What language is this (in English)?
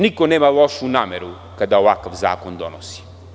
Serbian